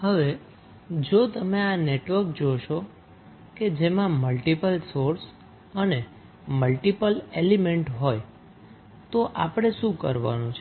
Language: Gujarati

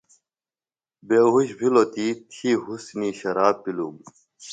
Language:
Phalura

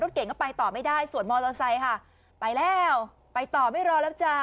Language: Thai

